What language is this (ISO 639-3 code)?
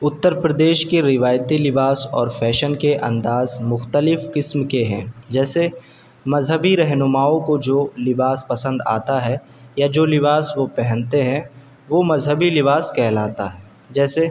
urd